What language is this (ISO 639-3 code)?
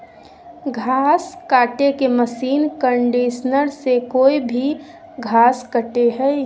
mag